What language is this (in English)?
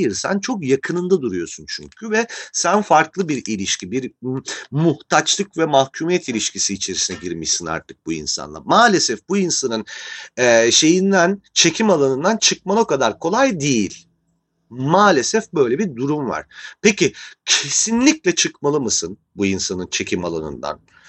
Turkish